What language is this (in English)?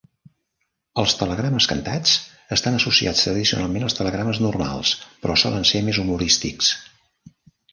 Catalan